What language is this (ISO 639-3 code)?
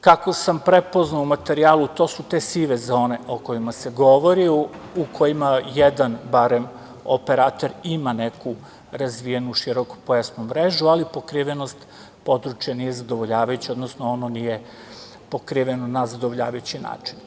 srp